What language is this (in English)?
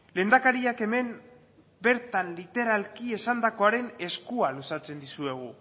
Basque